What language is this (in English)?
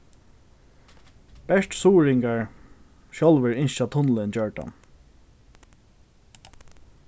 Faroese